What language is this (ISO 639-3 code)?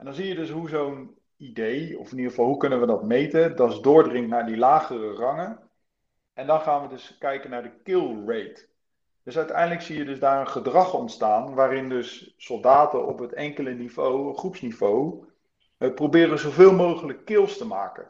nld